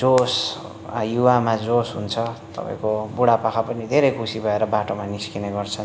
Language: Nepali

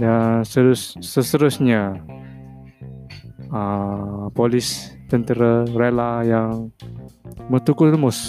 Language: Malay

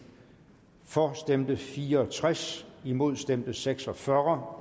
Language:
Danish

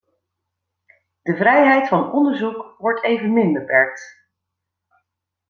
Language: Dutch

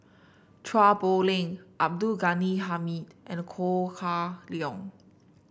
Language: English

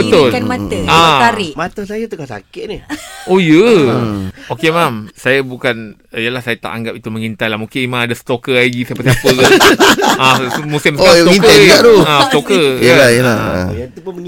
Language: Malay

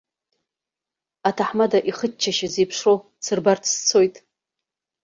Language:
Abkhazian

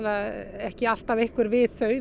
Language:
Icelandic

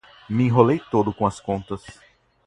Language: Portuguese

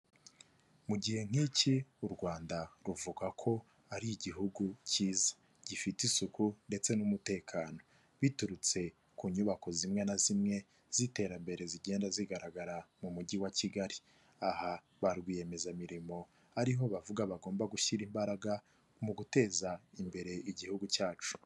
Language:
Kinyarwanda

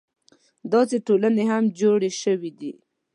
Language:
Pashto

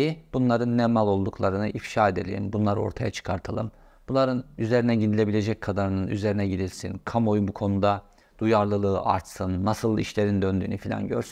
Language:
Turkish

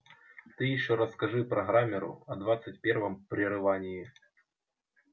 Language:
Russian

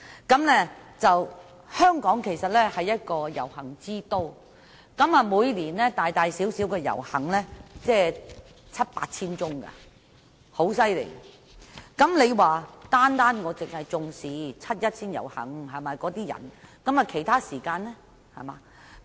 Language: Cantonese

